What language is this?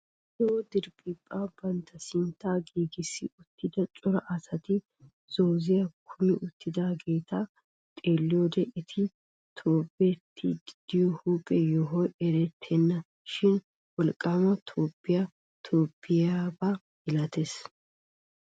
Wolaytta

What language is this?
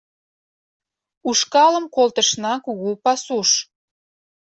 Mari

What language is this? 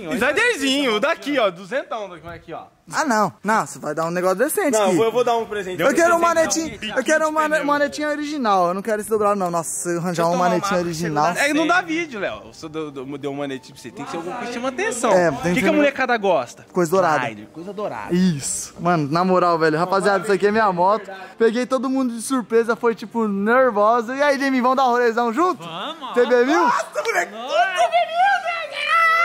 Portuguese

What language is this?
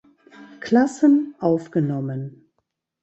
German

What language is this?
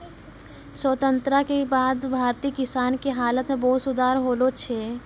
Maithili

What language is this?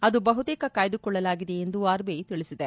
Kannada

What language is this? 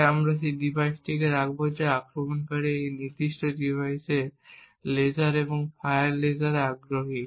Bangla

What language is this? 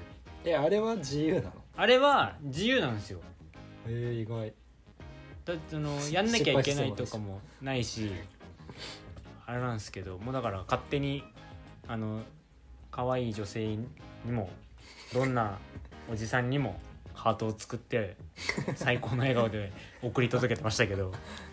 Japanese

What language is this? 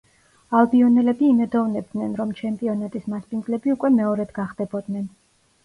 Georgian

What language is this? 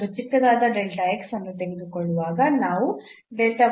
Kannada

